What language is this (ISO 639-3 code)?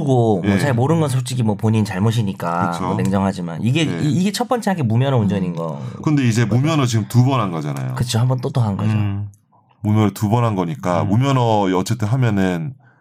kor